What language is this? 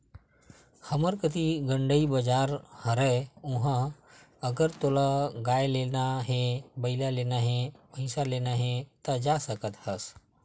Chhattisgarhi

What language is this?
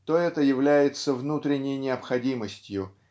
Russian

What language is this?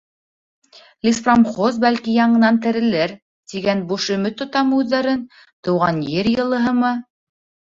Bashkir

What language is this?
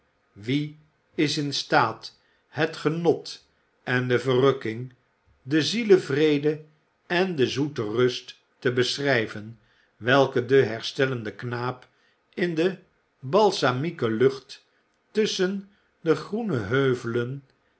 Dutch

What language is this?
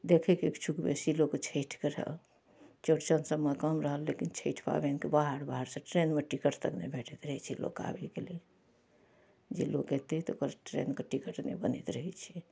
Maithili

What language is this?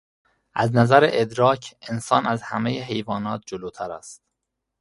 Persian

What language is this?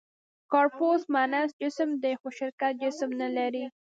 Pashto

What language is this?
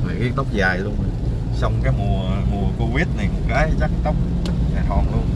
Vietnamese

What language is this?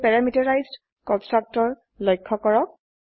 Assamese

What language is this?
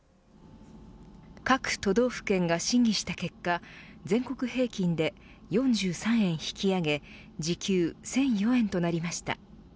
Japanese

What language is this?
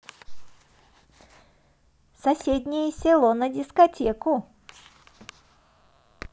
Russian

